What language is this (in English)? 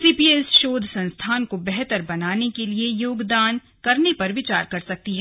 Hindi